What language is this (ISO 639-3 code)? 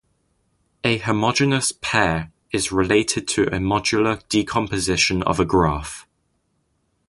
eng